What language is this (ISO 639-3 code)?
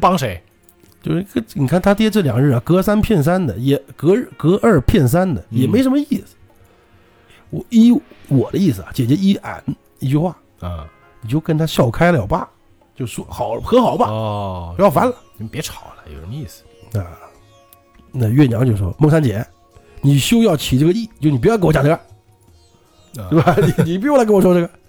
zho